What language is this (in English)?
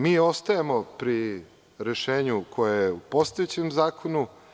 Serbian